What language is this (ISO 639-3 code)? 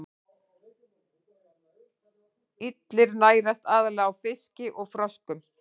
isl